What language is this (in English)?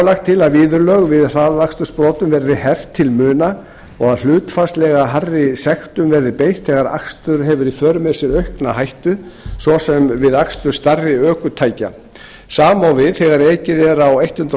Icelandic